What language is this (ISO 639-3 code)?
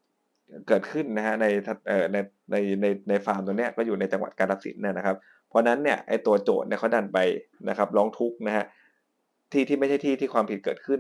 tha